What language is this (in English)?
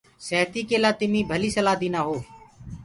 Gurgula